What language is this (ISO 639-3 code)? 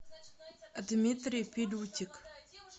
rus